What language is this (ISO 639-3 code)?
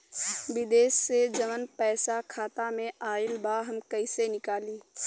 bho